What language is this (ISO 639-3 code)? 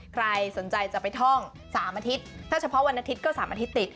tha